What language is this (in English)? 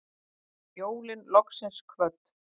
Icelandic